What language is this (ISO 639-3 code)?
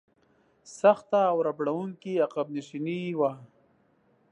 pus